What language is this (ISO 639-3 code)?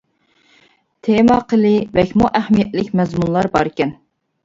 uig